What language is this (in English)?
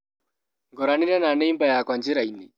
Kikuyu